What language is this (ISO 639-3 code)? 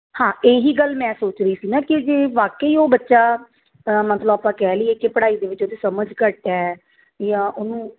pan